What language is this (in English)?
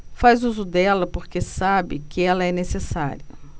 Portuguese